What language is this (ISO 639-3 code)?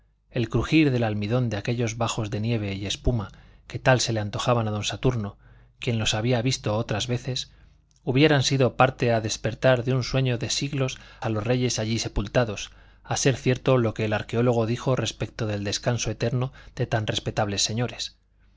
spa